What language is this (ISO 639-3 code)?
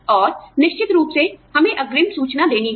hin